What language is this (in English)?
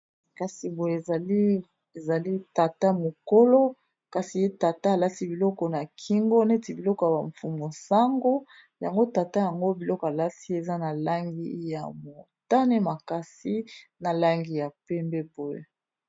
Lingala